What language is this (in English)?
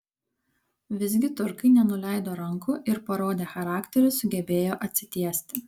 Lithuanian